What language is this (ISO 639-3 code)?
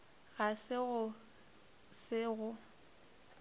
nso